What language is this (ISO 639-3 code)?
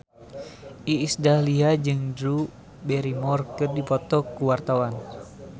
sun